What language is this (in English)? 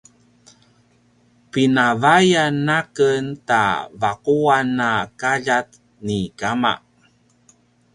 Paiwan